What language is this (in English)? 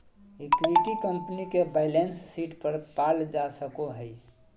Magahi